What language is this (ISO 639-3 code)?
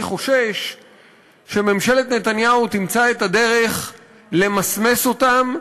heb